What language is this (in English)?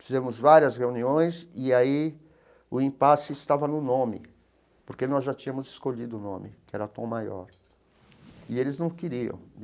Portuguese